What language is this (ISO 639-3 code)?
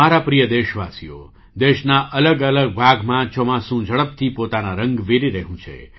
guj